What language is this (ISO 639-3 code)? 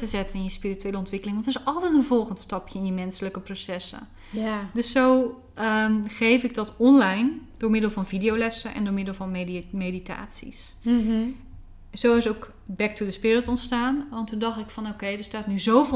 nld